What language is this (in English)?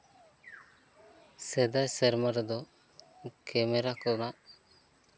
Santali